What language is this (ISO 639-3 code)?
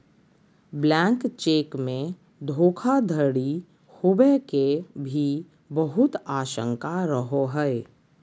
mag